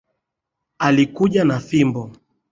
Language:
Swahili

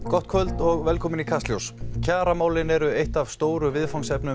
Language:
Icelandic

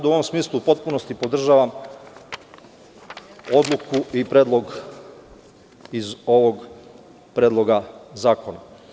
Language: Serbian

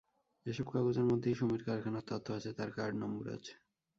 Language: Bangla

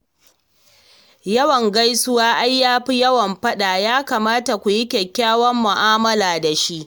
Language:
Hausa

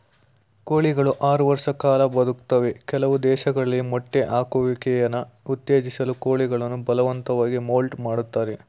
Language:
Kannada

